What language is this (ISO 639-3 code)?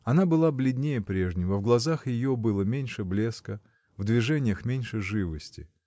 rus